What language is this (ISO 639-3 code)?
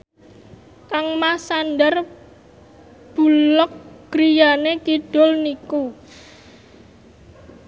jav